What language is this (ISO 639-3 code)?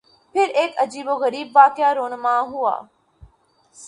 urd